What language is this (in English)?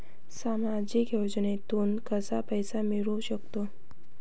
Marathi